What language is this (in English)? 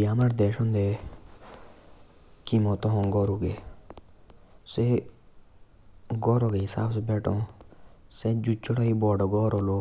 Jaunsari